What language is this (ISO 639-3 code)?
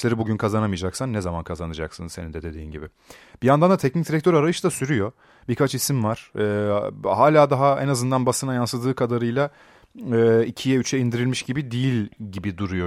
tur